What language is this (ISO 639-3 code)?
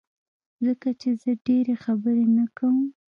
pus